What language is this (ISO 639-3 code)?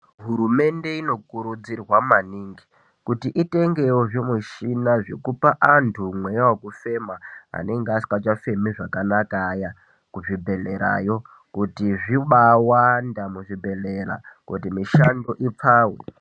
ndc